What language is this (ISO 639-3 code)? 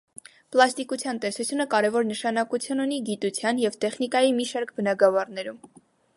hye